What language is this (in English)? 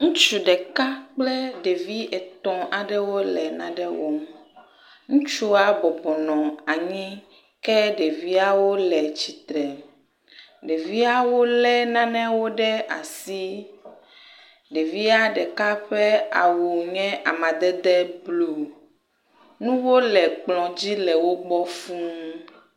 Ewe